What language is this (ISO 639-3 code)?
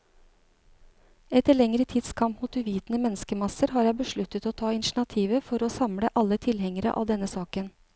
nor